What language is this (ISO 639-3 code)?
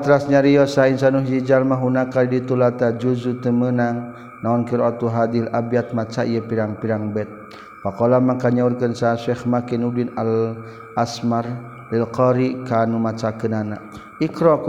msa